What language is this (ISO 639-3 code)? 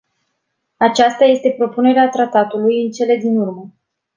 ron